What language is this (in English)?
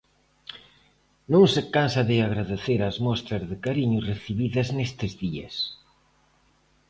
Galician